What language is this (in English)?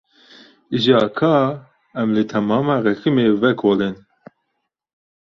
Kurdish